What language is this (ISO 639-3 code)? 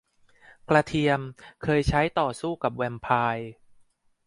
tha